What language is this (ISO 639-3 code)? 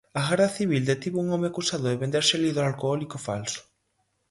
glg